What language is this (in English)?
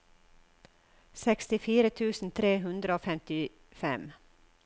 Norwegian